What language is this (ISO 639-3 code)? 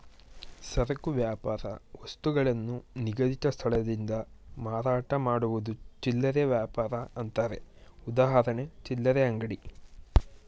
kan